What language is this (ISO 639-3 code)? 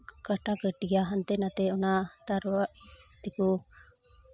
sat